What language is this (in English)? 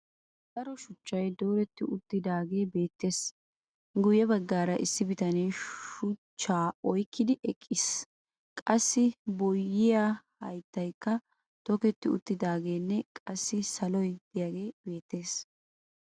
Wolaytta